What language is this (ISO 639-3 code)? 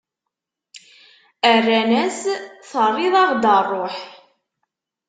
kab